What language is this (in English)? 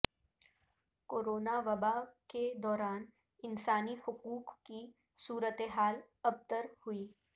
Urdu